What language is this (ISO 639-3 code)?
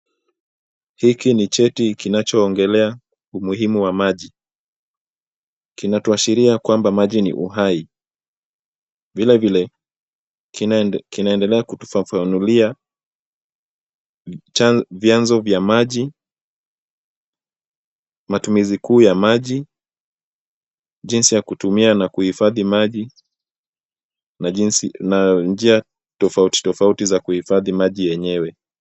swa